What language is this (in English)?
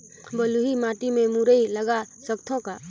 Chhattisgarhi